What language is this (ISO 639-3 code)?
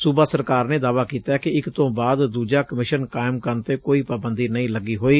pan